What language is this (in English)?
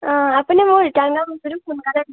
Assamese